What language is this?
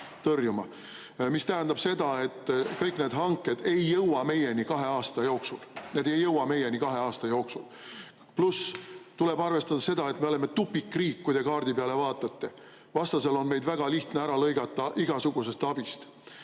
Estonian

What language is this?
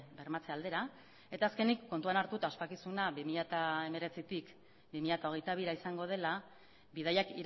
Basque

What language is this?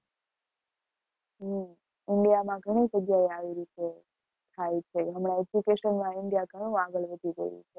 Gujarati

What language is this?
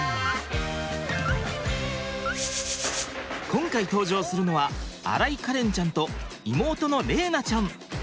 Japanese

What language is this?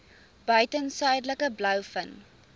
Afrikaans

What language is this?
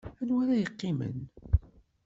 Kabyle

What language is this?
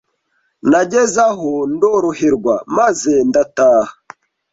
Kinyarwanda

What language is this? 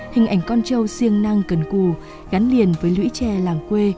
Vietnamese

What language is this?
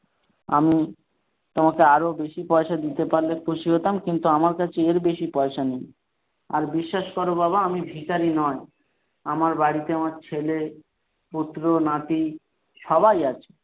Bangla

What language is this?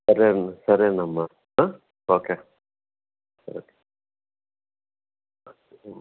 Telugu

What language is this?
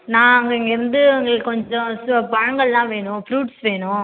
Tamil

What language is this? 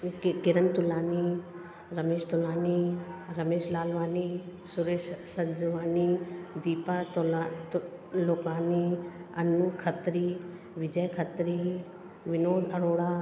Sindhi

